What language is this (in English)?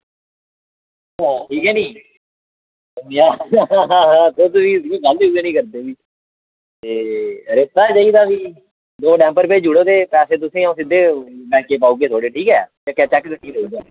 Dogri